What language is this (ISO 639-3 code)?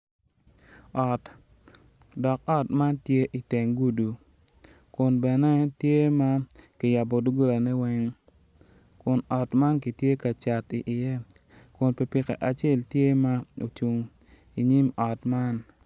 ach